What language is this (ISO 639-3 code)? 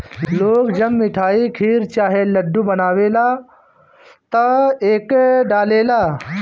bho